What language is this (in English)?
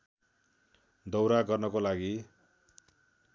Nepali